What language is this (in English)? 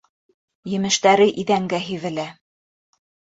Bashkir